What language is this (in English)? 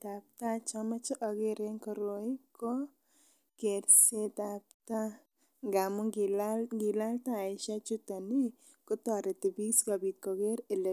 Kalenjin